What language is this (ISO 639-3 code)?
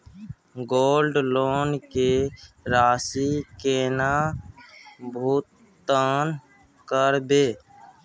mai